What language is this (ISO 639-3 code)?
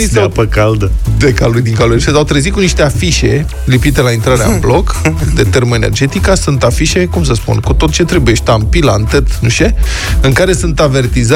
ron